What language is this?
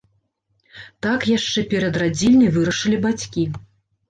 Belarusian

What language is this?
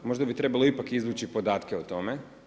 Croatian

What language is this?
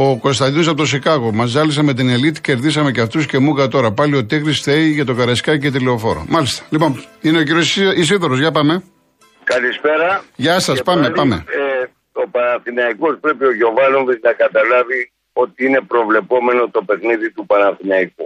Greek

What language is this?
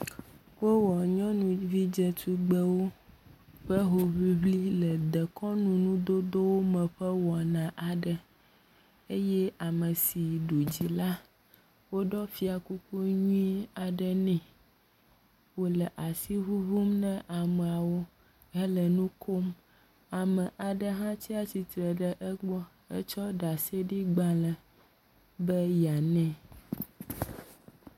Ewe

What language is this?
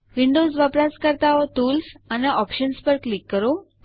Gujarati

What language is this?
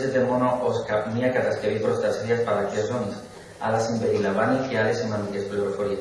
Greek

